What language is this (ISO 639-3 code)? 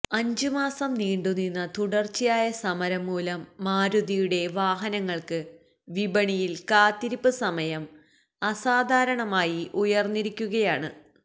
mal